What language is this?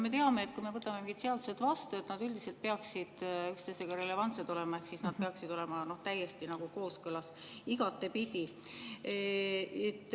Estonian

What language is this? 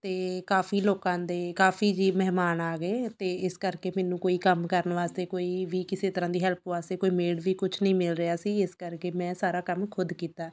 Punjabi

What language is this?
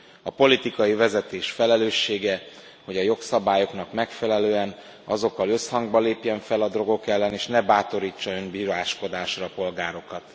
Hungarian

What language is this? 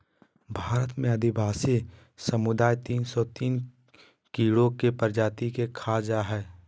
Magahi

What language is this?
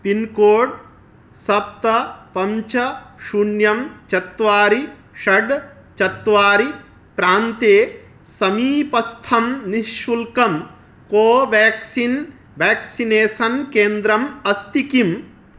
Sanskrit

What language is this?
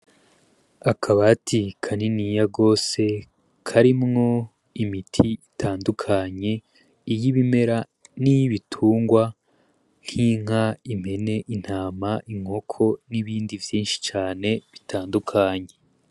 Rundi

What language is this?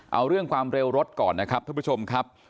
Thai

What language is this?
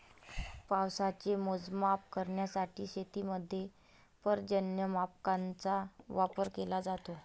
Marathi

